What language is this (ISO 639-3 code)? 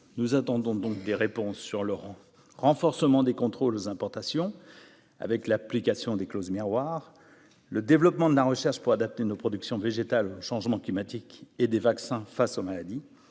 fra